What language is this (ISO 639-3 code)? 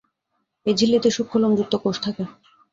ben